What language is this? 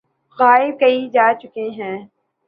Urdu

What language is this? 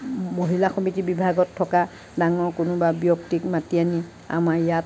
Assamese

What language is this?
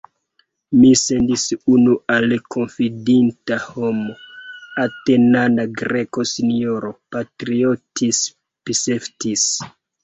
Esperanto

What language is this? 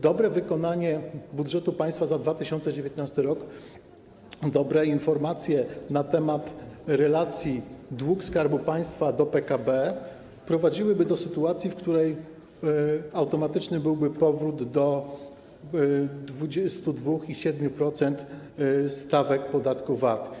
Polish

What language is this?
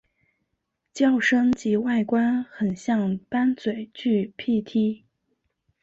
Chinese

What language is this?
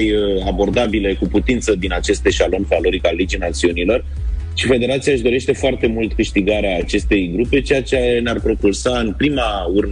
Romanian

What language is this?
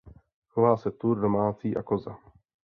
Czech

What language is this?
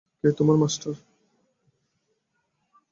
Bangla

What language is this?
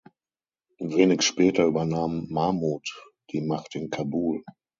German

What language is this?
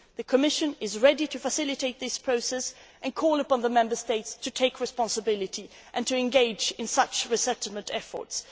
English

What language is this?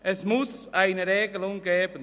Swiss German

